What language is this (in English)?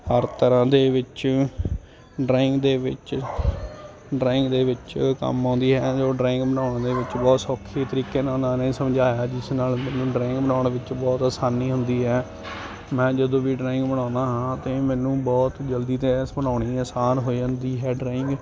Punjabi